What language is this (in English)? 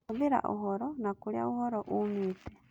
Kikuyu